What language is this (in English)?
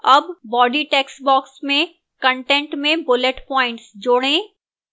Hindi